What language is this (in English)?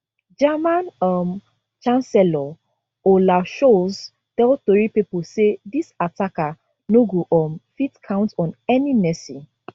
Nigerian Pidgin